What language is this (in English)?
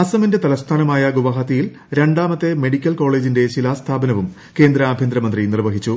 Malayalam